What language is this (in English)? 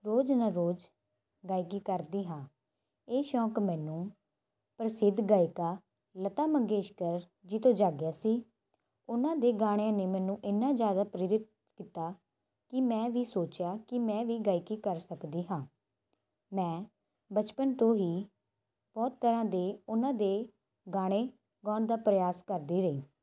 Punjabi